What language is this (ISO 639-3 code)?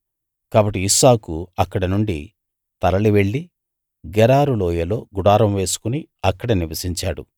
tel